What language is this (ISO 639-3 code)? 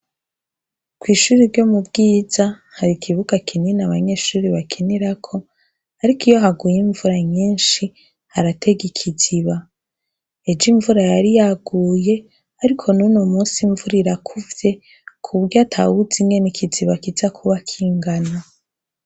run